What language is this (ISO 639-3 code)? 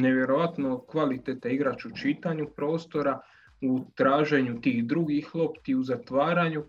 hrv